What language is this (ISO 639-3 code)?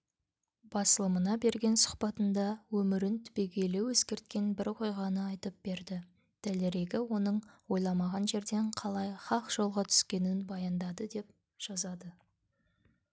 kaz